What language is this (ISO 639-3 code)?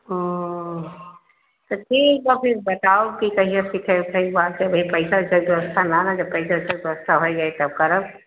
hin